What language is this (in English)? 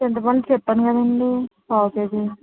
Telugu